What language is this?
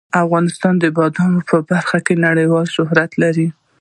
Pashto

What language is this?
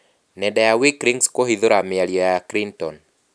Kikuyu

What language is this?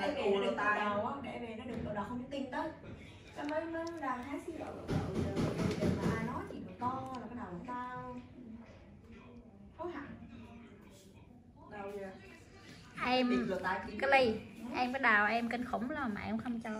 Vietnamese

